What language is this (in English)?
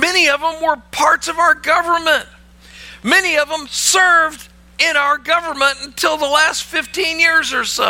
English